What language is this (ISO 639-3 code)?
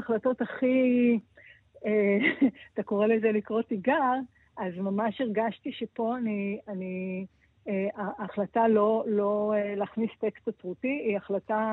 heb